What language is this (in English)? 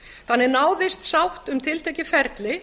Icelandic